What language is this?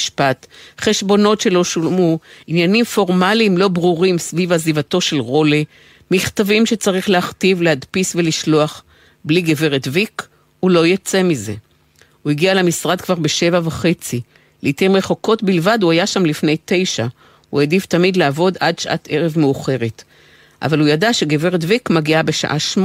Hebrew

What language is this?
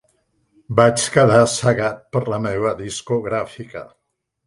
Catalan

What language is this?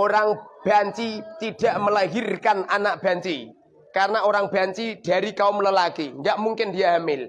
Indonesian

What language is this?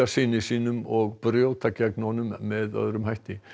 Icelandic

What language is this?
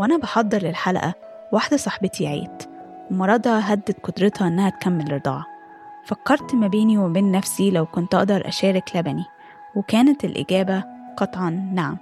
Arabic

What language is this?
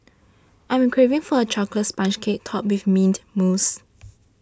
English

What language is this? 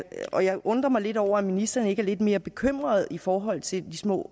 Danish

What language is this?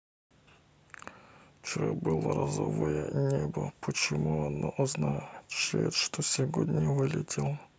Russian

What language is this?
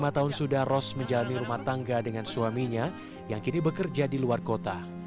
Indonesian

